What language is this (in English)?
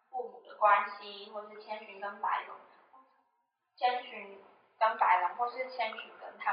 Chinese